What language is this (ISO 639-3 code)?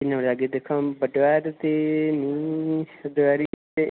doi